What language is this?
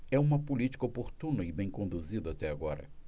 Portuguese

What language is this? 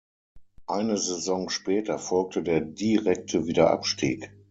German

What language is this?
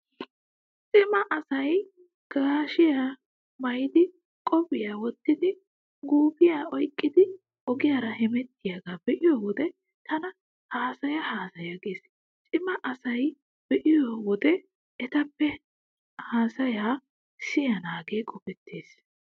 Wolaytta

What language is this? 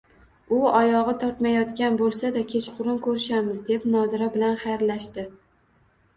Uzbek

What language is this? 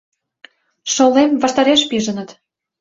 Mari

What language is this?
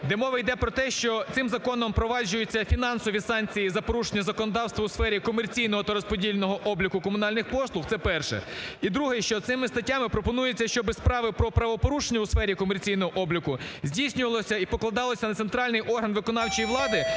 Ukrainian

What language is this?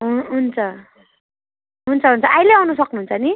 Nepali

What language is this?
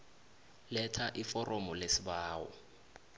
South Ndebele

